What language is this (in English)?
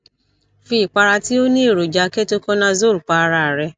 Yoruba